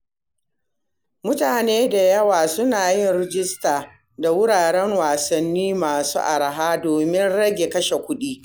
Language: Hausa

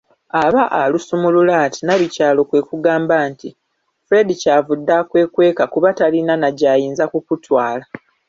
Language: Ganda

